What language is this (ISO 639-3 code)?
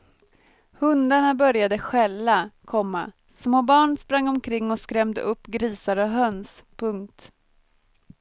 swe